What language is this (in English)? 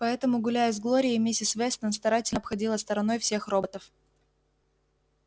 Russian